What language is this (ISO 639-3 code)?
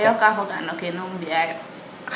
srr